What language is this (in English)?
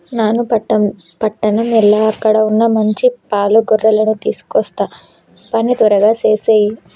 Telugu